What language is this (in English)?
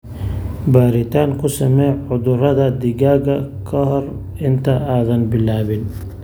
Somali